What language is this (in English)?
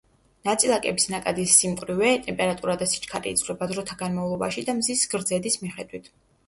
Georgian